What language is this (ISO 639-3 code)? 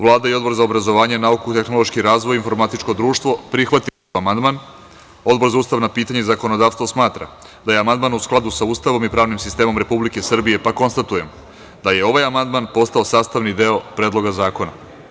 srp